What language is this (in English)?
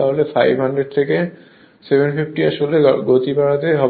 Bangla